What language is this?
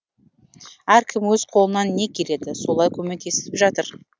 Kazakh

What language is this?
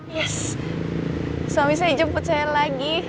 Indonesian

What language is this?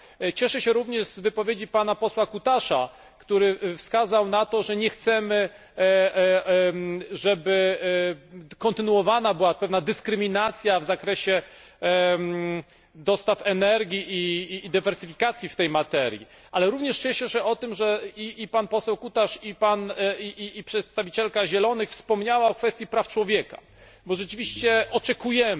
Polish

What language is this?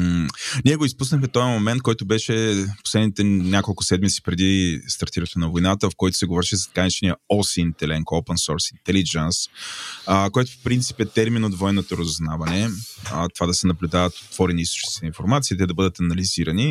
Bulgarian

